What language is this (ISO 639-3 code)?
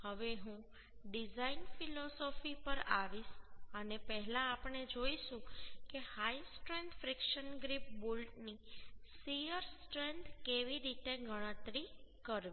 guj